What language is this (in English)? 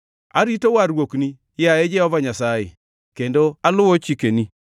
Luo (Kenya and Tanzania)